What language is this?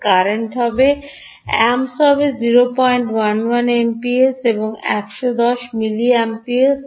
Bangla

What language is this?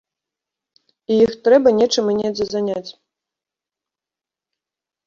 Belarusian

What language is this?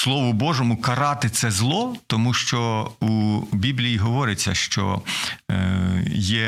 Ukrainian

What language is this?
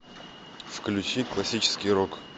Russian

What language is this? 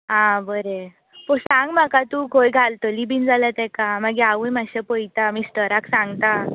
Konkani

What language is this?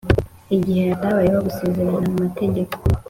Kinyarwanda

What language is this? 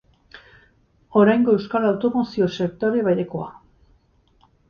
Basque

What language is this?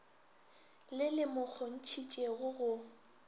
Northern Sotho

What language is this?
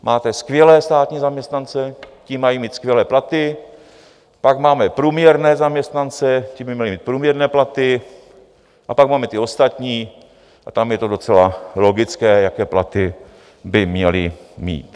Czech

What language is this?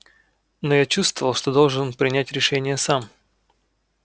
Russian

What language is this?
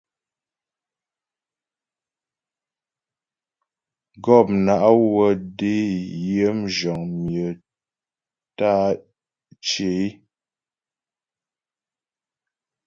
Ghomala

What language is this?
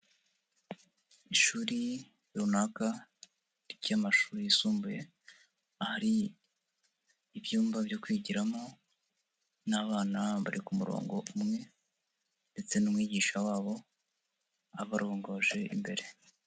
Kinyarwanda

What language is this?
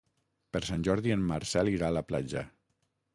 Catalan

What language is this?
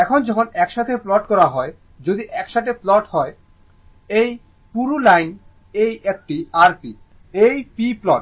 Bangla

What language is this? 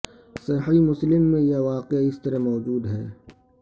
Urdu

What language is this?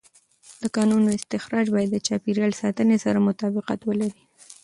Pashto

